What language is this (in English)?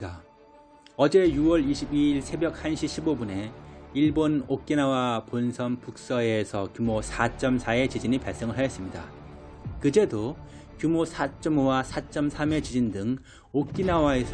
Korean